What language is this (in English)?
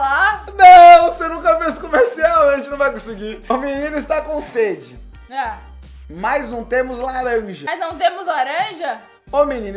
Portuguese